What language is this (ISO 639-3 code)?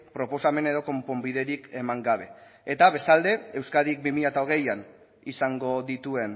eus